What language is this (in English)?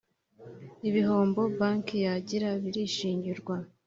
Kinyarwanda